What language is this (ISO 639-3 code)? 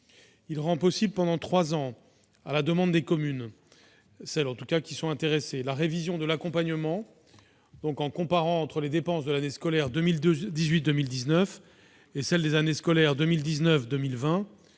fra